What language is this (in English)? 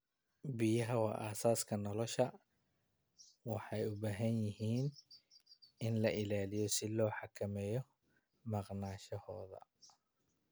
Somali